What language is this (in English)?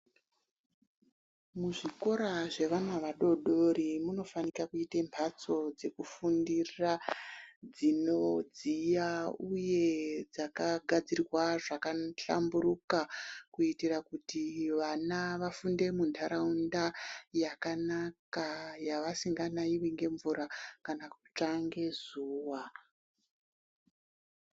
Ndau